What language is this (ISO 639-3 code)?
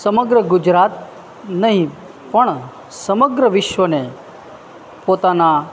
guj